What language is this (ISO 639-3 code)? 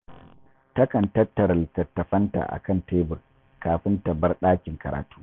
hau